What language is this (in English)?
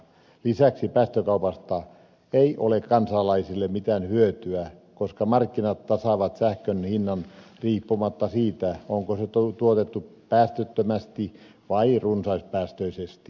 Finnish